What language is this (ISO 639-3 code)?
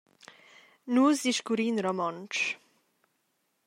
roh